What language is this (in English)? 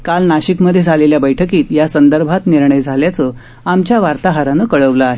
Marathi